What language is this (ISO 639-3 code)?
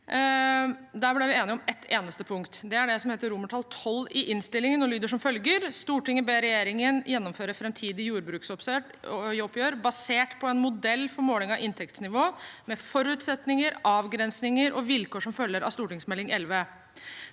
nor